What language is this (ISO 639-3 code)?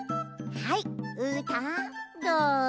jpn